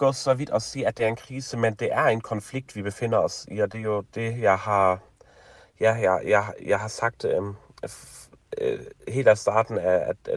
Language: Danish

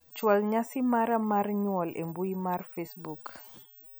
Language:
Luo (Kenya and Tanzania)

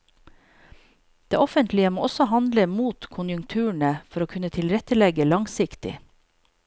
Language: Norwegian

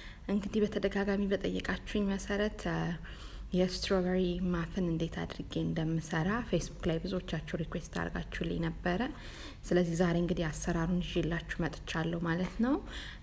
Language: Romanian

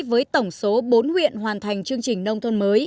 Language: Vietnamese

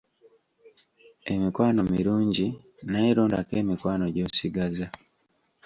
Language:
Ganda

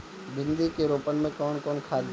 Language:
Bhojpuri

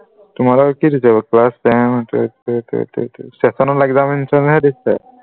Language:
Assamese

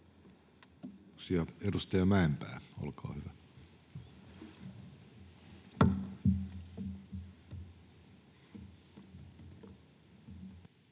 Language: Finnish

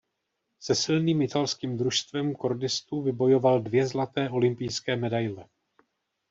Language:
Czech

